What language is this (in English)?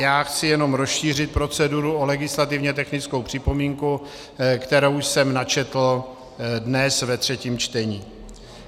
Czech